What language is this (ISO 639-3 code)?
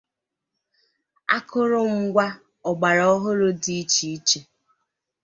ibo